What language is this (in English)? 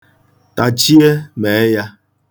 Igbo